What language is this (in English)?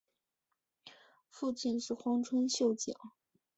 Chinese